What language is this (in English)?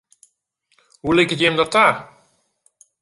Western Frisian